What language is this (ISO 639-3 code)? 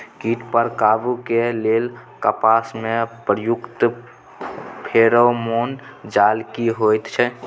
mai